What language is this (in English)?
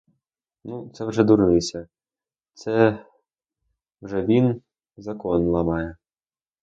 Ukrainian